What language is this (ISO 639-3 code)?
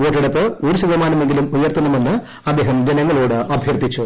mal